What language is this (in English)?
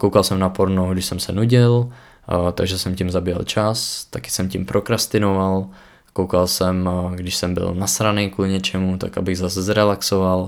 Czech